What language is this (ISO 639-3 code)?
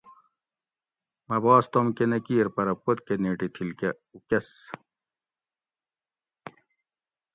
gwc